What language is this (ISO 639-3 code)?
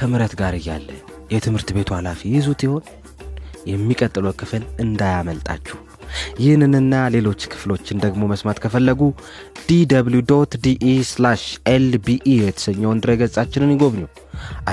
amh